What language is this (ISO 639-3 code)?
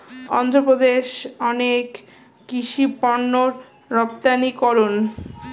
ben